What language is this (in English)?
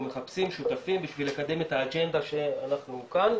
Hebrew